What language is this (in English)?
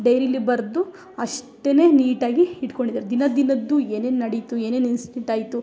Kannada